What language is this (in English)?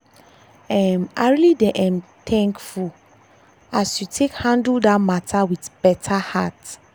Nigerian Pidgin